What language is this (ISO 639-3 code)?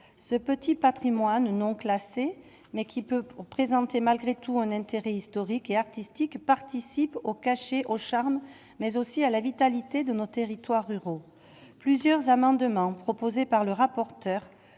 fra